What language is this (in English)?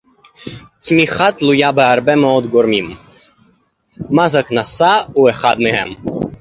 Hebrew